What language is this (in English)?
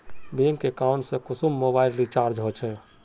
Magahi